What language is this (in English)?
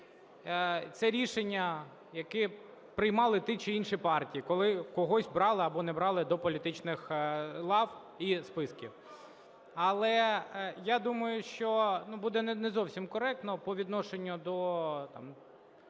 Ukrainian